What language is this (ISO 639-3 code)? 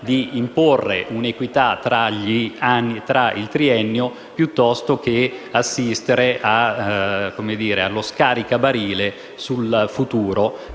ita